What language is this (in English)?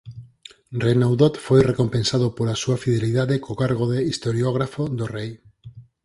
Galician